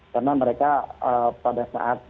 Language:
Indonesian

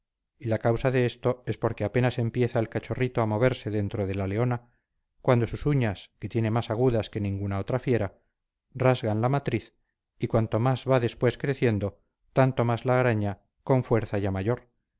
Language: Spanish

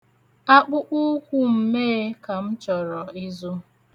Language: Igbo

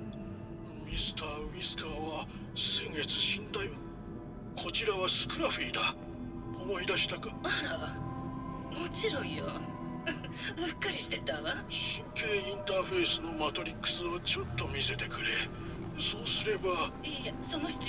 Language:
Japanese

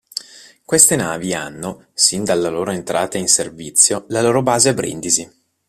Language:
Italian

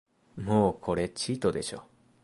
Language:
Japanese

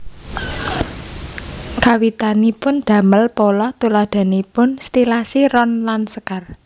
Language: Javanese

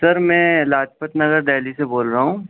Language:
Urdu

